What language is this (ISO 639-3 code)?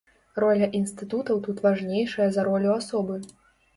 bel